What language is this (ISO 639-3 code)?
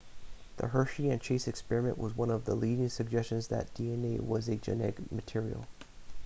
eng